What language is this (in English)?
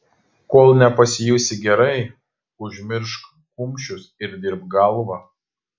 Lithuanian